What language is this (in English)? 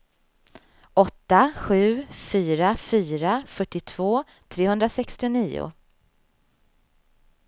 Swedish